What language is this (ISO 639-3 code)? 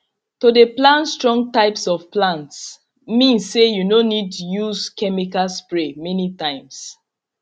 pcm